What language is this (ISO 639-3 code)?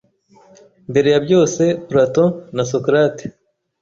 kin